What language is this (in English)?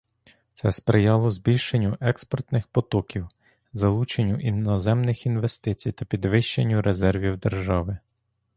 Ukrainian